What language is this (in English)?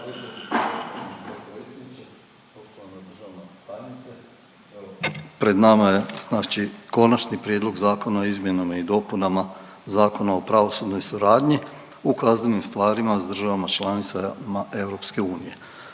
Croatian